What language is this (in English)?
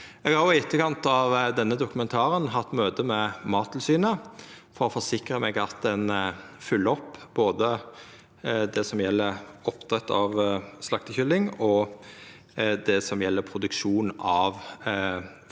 Norwegian